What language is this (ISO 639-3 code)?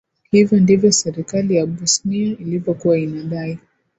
swa